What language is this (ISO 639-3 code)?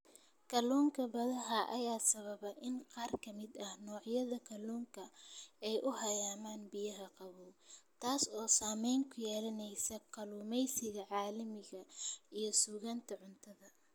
som